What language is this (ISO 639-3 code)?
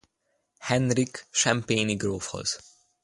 hun